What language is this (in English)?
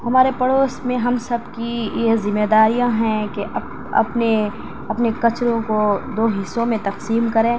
Urdu